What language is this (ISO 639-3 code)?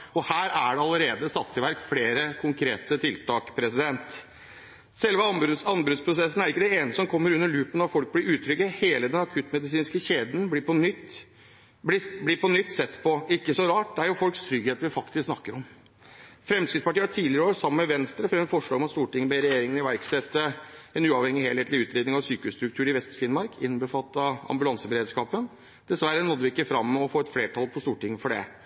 nob